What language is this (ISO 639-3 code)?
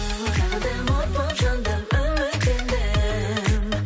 kaz